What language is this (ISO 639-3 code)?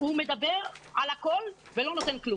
heb